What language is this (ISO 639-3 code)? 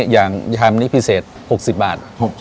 tha